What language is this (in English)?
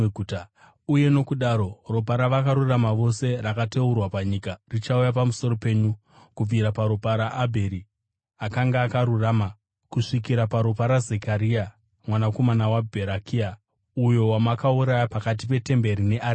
Shona